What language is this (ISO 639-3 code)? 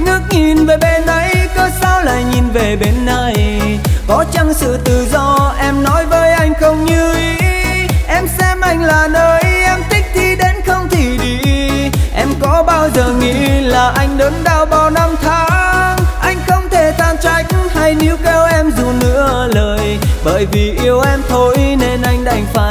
vie